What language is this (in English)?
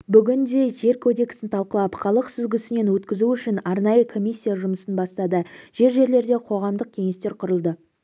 Kazakh